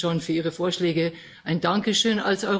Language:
German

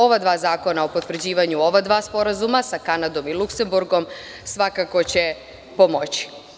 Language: Serbian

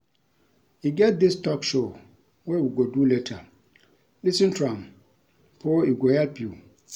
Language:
Nigerian Pidgin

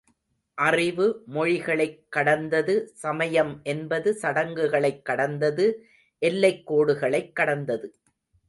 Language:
Tamil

